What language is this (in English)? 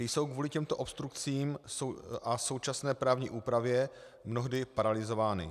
Czech